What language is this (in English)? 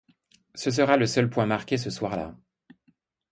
French